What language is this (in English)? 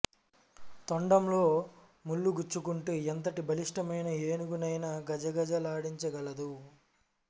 Telugu